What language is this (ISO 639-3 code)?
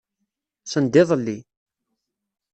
kab